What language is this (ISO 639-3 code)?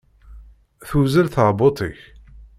kab